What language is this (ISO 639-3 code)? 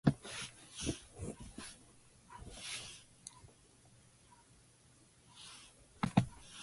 eng